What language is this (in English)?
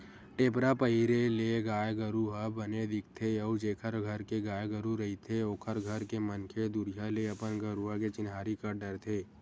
Chhattisgarhi